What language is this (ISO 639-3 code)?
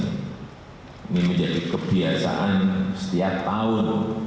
ind